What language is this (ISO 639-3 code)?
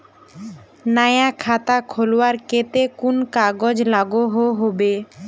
mag